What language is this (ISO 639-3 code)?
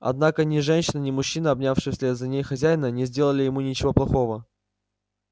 rus